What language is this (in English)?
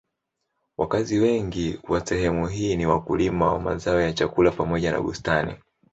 Swahili